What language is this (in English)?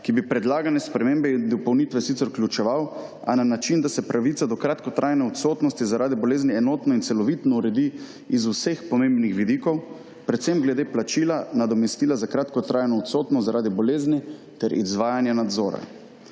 Slovenian